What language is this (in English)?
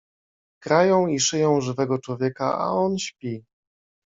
Polish